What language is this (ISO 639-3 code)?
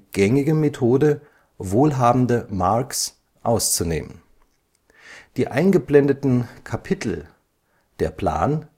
deu